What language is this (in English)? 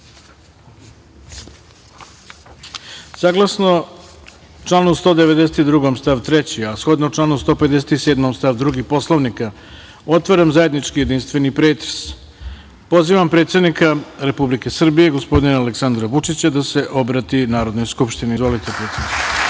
Serbian